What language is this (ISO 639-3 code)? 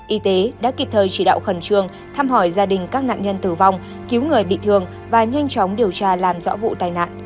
vie